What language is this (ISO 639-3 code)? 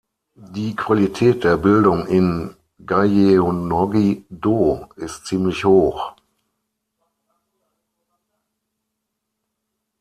deu